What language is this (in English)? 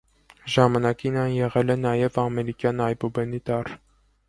Armenian